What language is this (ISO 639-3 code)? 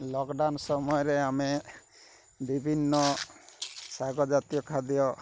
ori